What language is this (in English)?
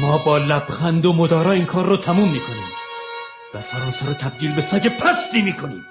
Persian